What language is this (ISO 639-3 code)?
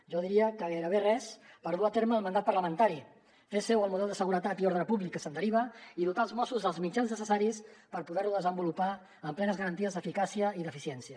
cat